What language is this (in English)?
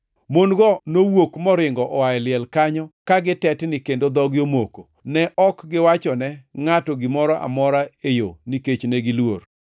Luo (Kenya and Tanzania)